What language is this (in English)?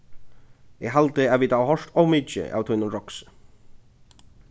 Faroese